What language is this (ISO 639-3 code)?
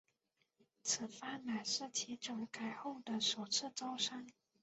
zho